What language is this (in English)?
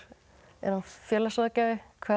Icelandic